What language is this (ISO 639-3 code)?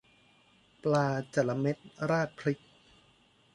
tha